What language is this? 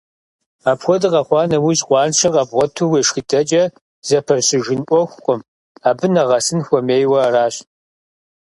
Kabardian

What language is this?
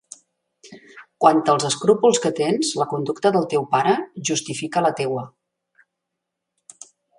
Catalan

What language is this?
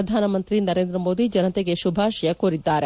Kannada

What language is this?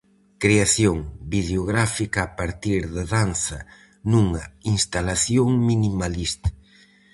Galician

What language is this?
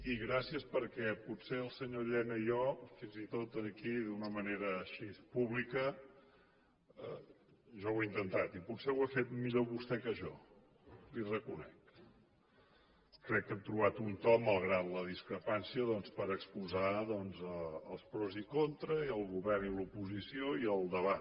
Catalan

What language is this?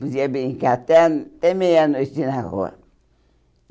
Portuguese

